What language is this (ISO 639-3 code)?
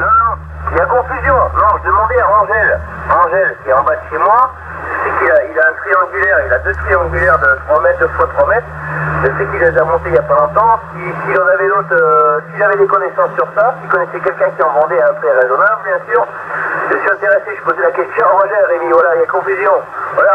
fra